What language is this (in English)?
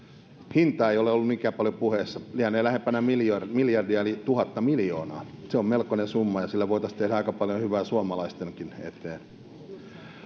Finnish